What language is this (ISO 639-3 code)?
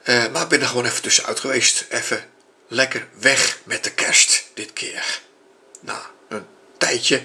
nld